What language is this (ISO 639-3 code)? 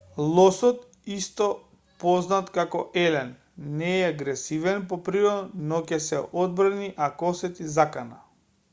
mkd